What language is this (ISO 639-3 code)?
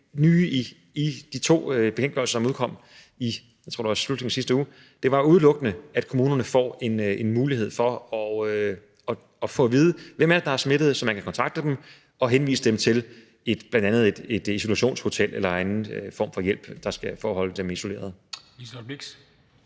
dan